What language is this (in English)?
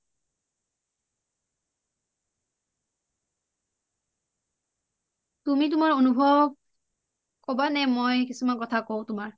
Assamese